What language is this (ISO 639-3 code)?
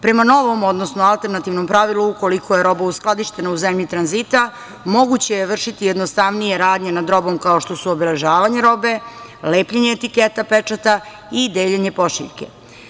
srp